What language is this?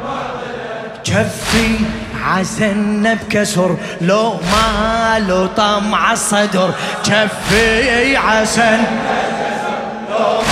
Arabic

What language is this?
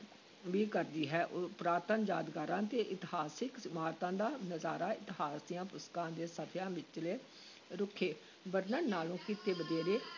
Punjabi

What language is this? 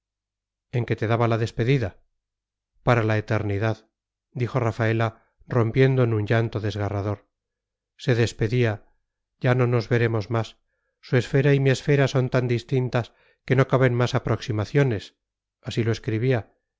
Spanish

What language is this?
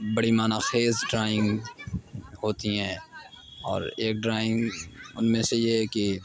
Urdu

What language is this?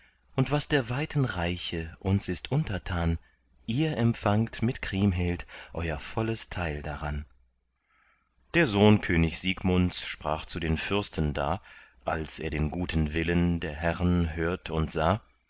German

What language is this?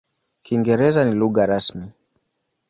Swahili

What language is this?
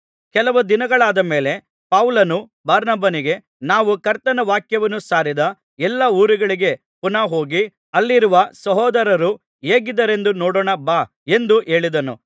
Kannada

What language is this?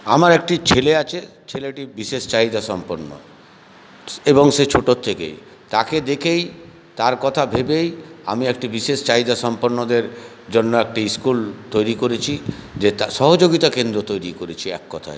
Bangla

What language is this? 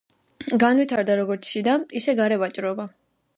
Georgian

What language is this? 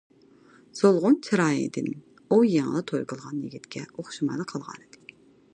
Uyghur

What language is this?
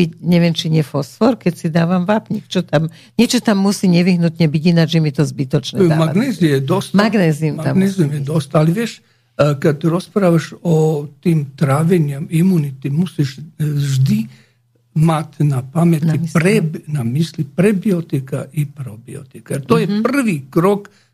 Slovak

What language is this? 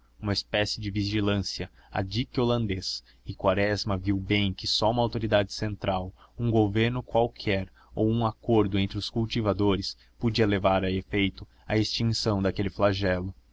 Portuguese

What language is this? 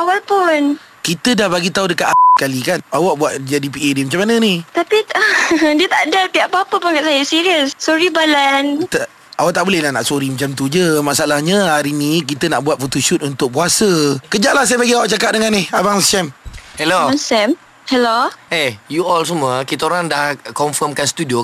Malay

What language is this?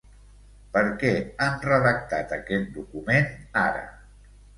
Catalan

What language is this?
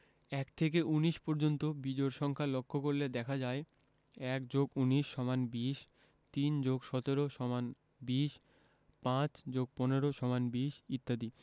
Bangla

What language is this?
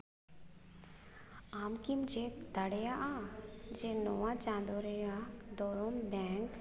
Santali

